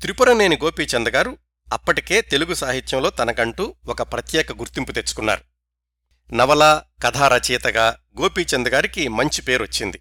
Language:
Telugu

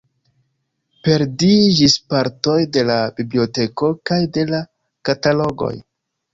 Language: Esperanto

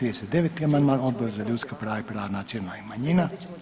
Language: Croatian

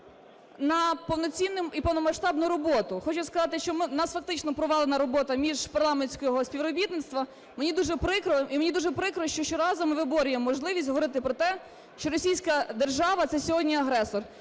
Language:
Ukrainian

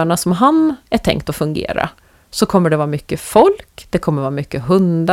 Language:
Swedish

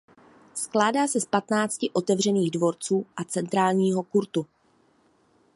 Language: Czech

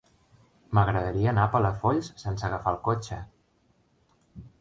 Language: Catalan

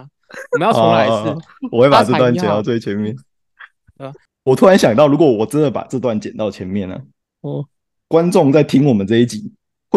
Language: Chinese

